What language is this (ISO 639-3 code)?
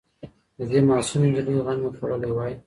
pus